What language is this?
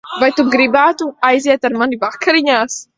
Latvian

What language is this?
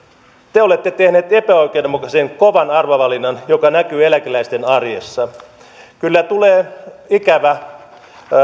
Finnish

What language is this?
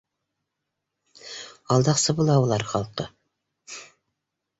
Bashkir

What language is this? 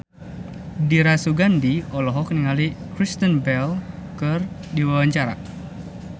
Sundanese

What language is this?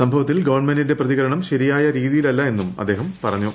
Malayalam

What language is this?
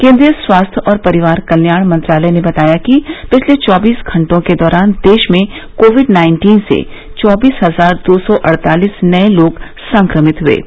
Hindi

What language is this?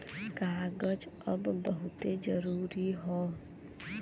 Bhojpuri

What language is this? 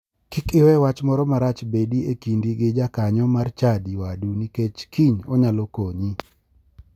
Luo (Kenya and Tanzania)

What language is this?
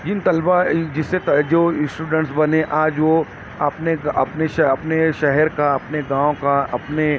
Urdu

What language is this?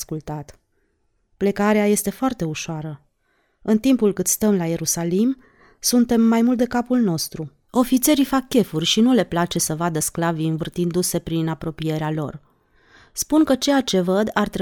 Romanian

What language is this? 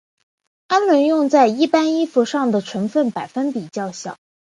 Chinese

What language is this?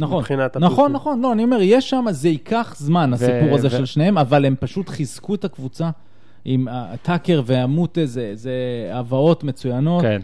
Hebrew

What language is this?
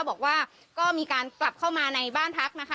Thai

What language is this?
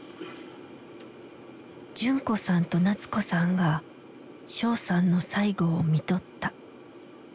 Japanese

